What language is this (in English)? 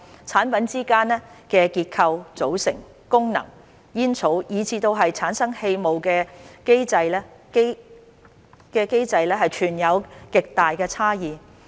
Cantonese